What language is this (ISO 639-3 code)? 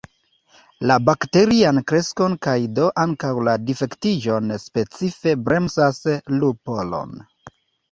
epo